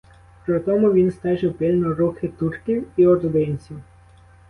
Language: Ukrainian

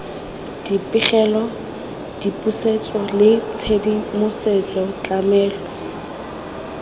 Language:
Tswana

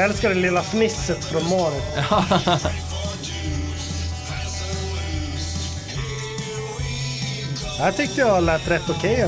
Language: Swedish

